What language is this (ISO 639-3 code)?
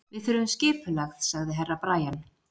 isl